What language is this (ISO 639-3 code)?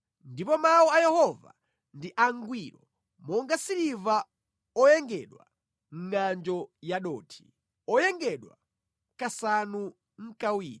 nya